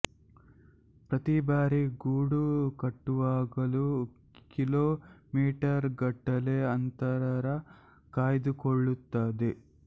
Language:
Kannada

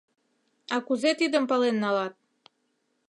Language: Mari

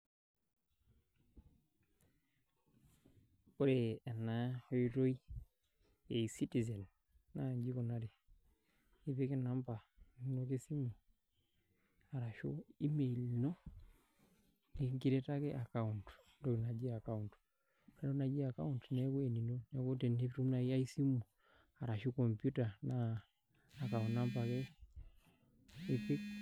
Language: Masai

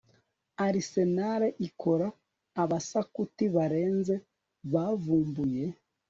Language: Kinyarwanda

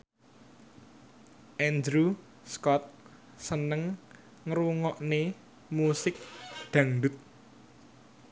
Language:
Javanese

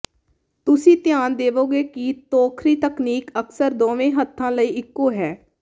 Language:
Punjabi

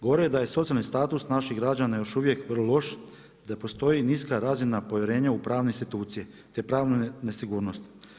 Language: Croatian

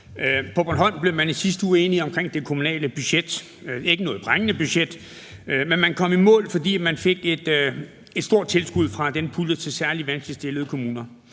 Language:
Danish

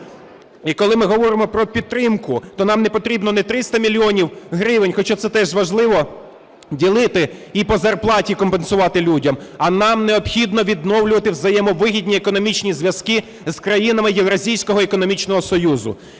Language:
Ukrainian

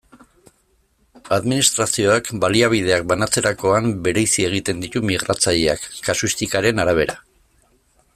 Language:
Basque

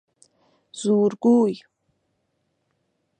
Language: Persian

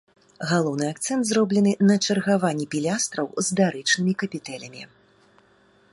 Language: Belarusian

